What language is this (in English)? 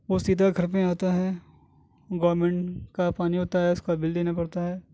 Urdu